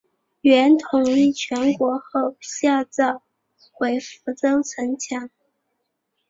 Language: Chinese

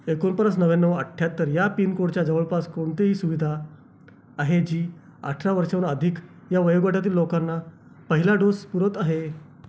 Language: Marathi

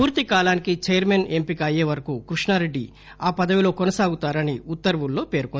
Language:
Telugu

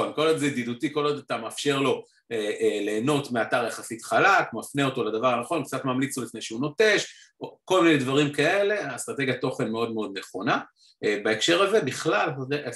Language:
Hebrew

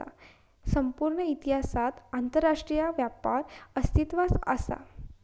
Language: Marathi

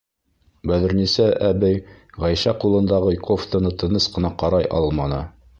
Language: Bashkir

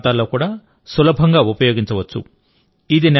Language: Telugu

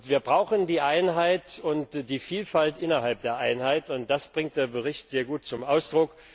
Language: German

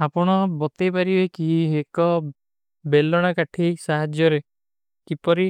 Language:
Kui (India)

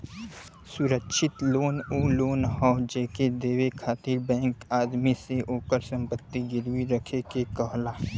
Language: Bhojpuri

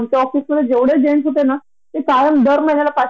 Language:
Marathi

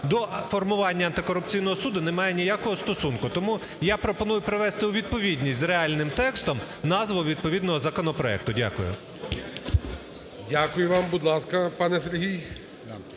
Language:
Ukrainian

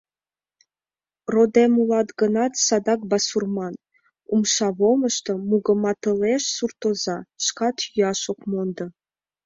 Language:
Mari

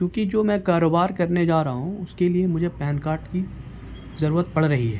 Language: Urdu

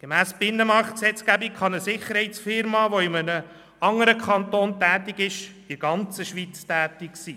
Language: Swiss German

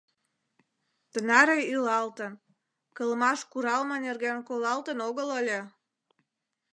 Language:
Mari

